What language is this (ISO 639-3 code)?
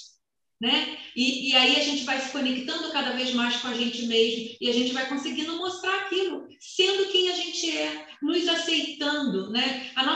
por